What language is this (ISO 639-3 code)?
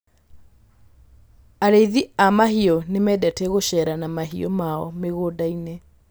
kik